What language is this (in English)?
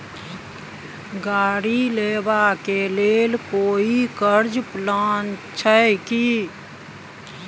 Maithili